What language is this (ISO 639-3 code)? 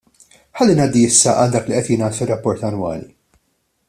mlt